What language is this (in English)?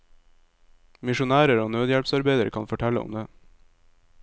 Norwegian